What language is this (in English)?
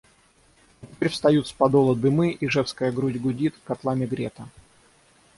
Russian